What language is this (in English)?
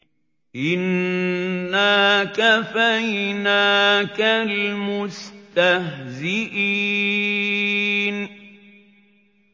Arabic